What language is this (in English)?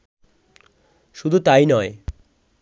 Bangla